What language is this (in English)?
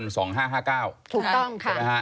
Thai